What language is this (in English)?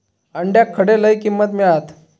Marathi